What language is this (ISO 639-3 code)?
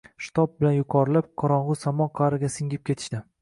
uzb